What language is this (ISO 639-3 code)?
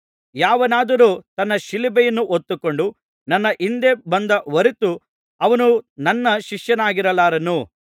kan